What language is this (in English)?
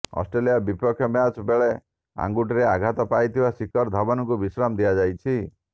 Odia